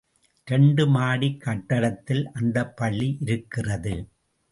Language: Tamil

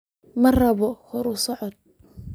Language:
Somali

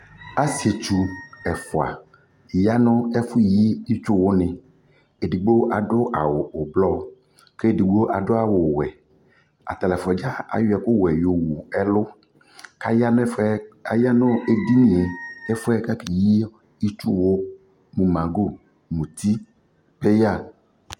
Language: Ikposo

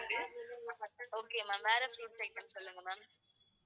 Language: Tamil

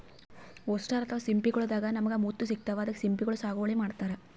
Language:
Kannada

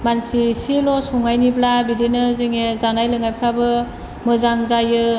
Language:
Bodo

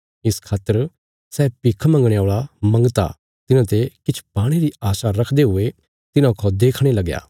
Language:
Bilaspuri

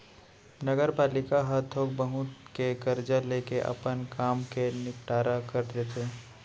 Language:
Chhattisgarhi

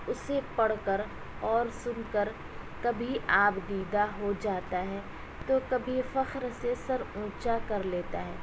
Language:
Urdu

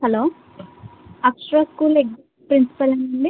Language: Telugu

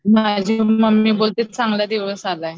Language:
Marathi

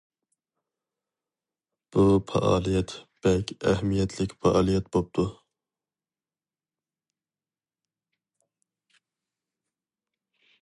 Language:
Uyghur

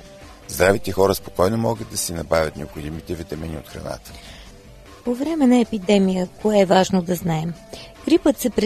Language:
Bulgarian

